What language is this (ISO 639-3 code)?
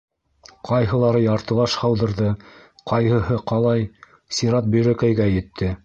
bak